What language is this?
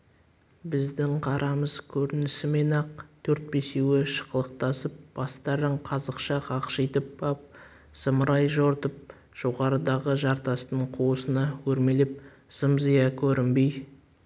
Kazakh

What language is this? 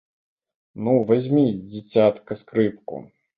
Belarusian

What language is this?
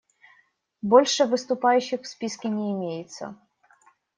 Russian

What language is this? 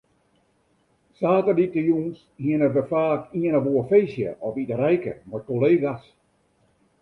Western Frisian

